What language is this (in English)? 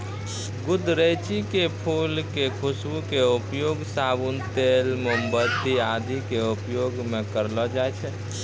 Maithili